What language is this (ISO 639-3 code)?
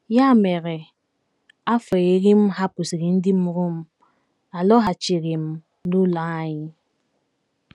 ibo